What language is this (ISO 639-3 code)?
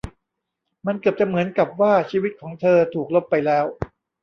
tha